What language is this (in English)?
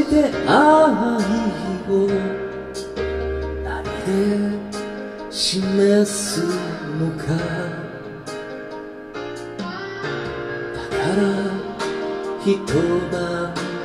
Korean